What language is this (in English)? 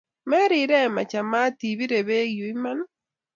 Kalenjin